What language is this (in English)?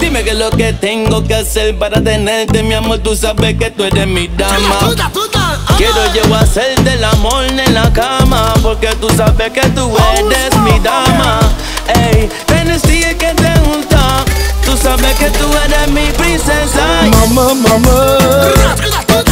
Romanian